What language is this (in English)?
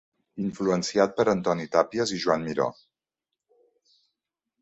Catalan